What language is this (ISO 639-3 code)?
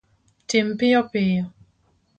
luo